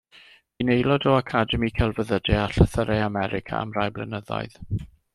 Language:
Welsh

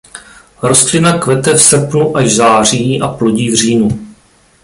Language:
Czech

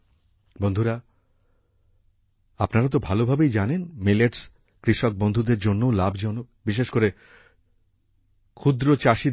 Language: Bangla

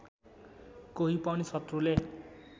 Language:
Nepali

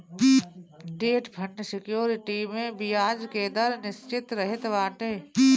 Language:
Bhojpuri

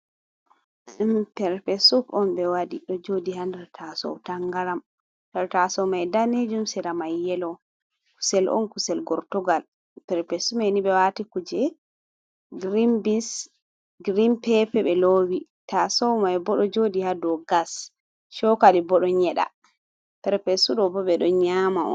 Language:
Fula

